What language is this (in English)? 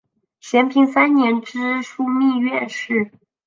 Chinese